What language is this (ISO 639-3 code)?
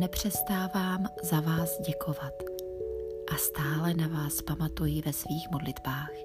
ces